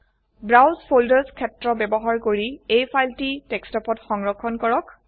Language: Assamese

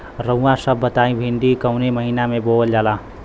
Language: Bhojpuri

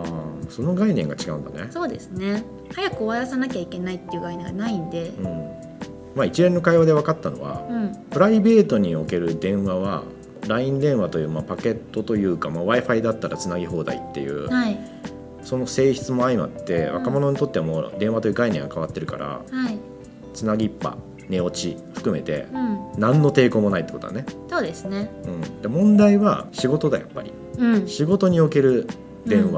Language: Japanese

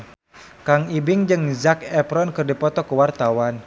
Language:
Sundanese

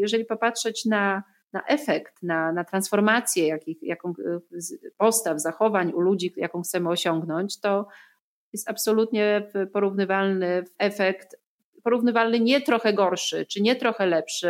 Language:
Polish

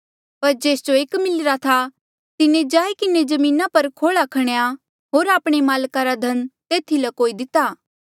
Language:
Mandeali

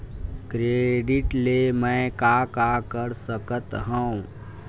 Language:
Chhattisgarhi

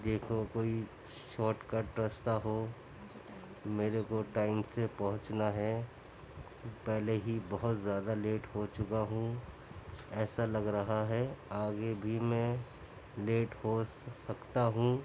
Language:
Urdu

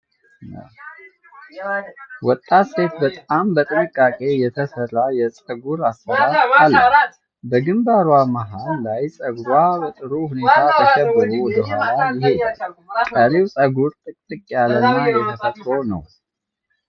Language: Amharic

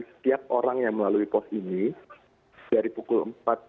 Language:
Indonesian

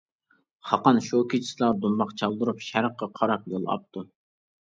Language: Uyghur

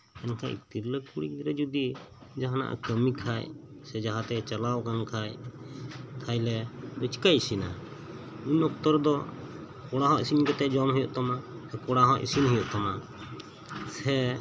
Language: Santali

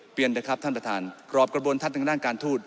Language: Thai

